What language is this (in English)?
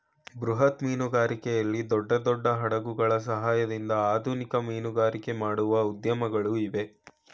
Kannada